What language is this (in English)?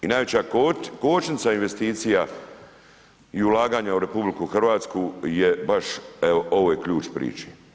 Croatian